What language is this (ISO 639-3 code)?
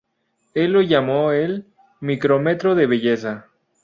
spa